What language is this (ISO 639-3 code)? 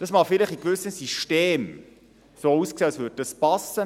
gsw